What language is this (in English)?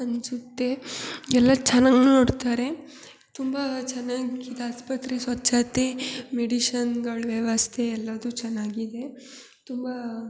Kannada